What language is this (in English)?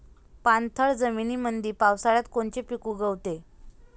Marathi